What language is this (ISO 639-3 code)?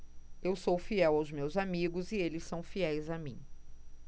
por